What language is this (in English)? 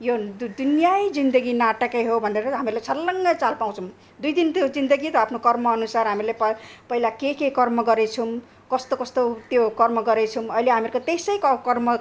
Nepali